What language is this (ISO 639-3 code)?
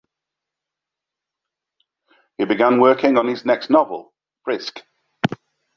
eng